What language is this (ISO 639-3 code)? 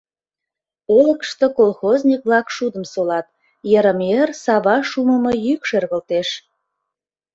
chm